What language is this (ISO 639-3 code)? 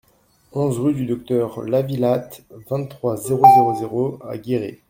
fra